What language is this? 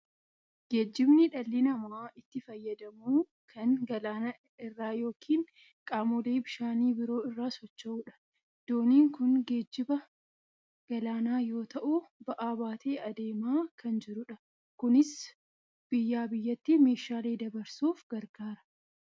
Oromo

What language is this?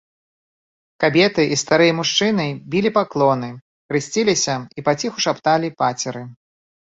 Belarusian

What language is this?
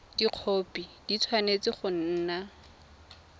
Tswana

